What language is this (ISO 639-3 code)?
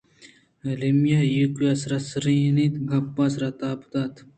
bgp